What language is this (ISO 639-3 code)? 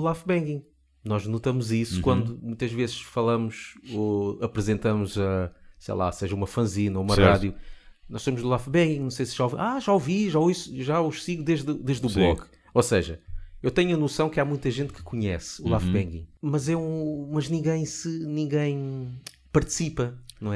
por